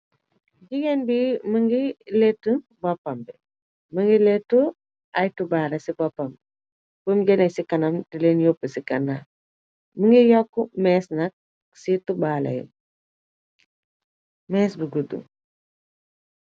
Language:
Wolof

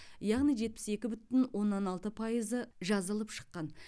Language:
Kazakh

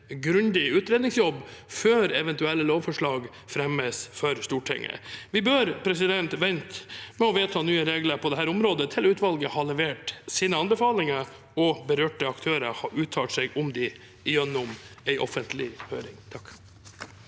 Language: Norwegian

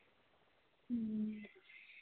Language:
Santali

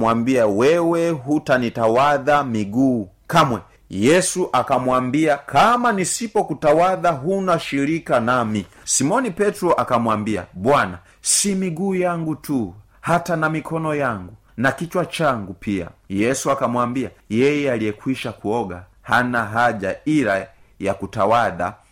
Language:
Swahili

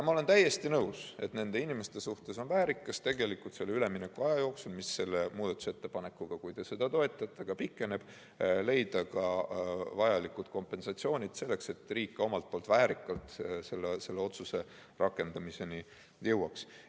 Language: Estonian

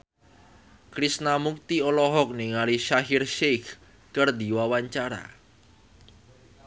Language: Sundanese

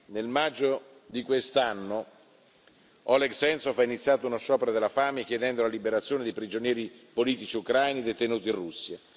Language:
Italian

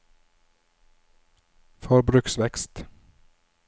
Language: Norwegian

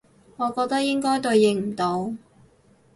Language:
Cantonese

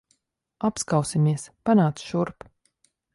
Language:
Latvian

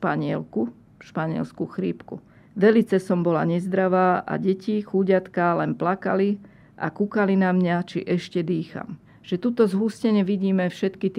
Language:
Slovak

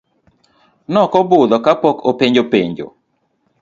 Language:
Luo (Kenya and Tanzania)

